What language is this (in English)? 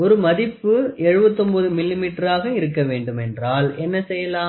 Tamil